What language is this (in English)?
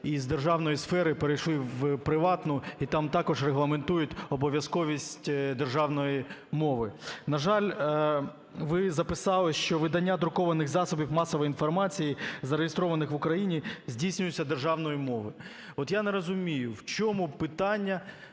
Ukrainian